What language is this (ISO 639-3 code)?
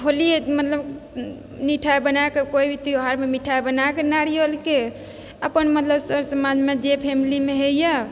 mai